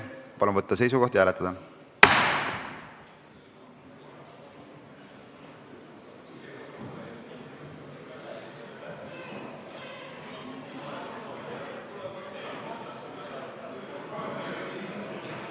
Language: Estonian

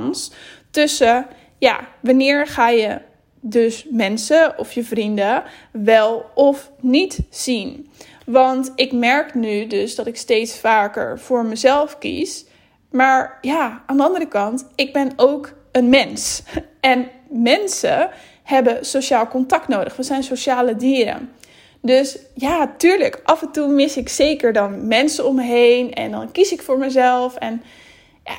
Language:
Dutch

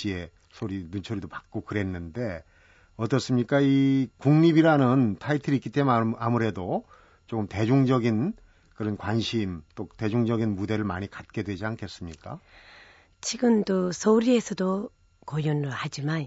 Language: Korean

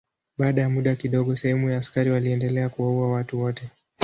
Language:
Swahili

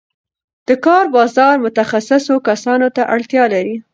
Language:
Pashto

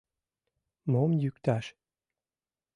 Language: Mari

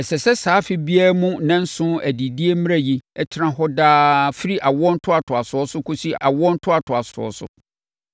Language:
Akan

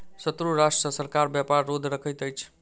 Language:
Maithili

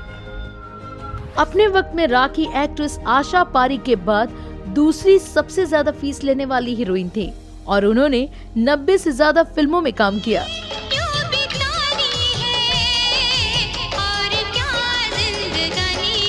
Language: Hindi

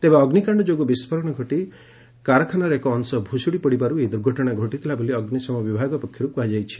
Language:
Odia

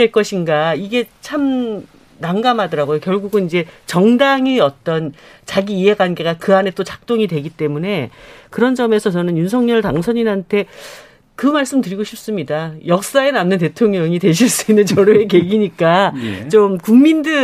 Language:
Korean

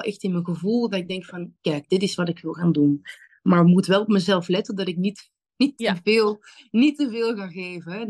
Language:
Dutch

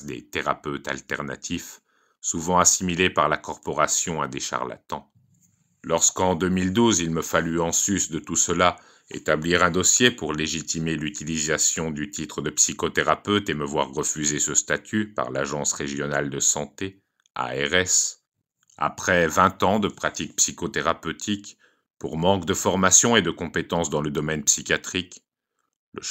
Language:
French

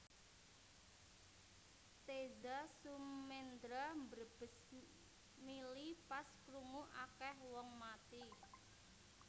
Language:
Javanese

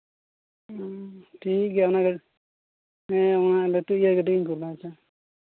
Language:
Santali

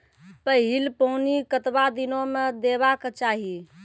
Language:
Maithili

